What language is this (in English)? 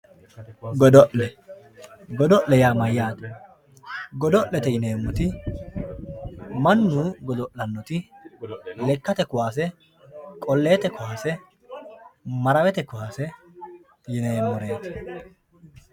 Sidamo